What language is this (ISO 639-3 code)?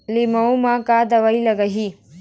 hne